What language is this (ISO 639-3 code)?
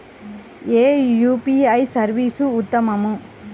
tel